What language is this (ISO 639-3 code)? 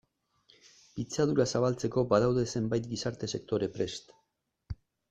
eus